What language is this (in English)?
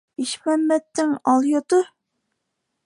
Bashkir